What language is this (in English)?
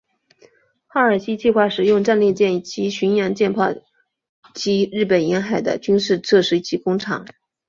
Chinese